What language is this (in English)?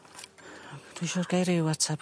Welsh